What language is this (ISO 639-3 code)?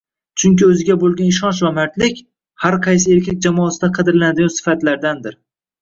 uzb